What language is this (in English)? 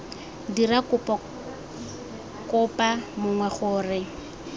Tswana